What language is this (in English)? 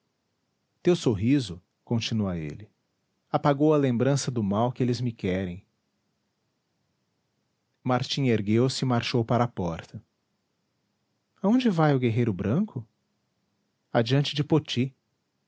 Portuguese